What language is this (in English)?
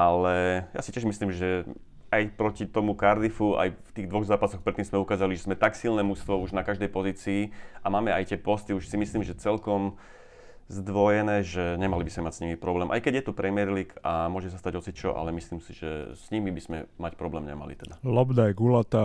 Slovak